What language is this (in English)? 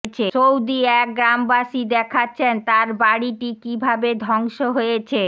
Bangla